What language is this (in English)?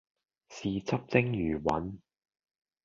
Cantonese